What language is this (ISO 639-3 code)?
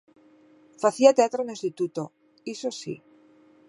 glg